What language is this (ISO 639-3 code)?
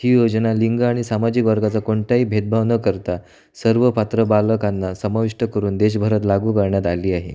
mar